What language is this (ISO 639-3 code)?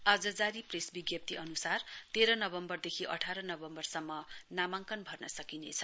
nep